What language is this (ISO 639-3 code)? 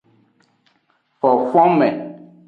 ajg